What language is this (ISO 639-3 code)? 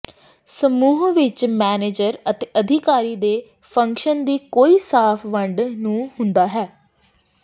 pan